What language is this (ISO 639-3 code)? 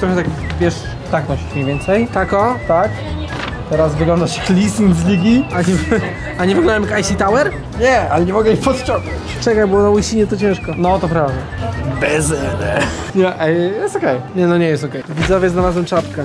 pol